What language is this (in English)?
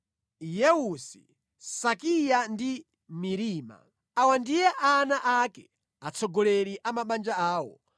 Nyanja